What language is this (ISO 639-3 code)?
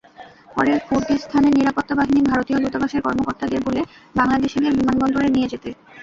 ben